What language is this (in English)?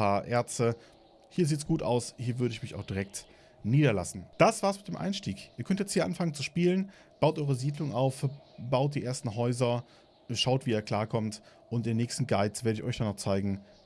German